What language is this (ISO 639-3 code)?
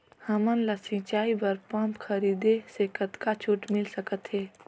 hne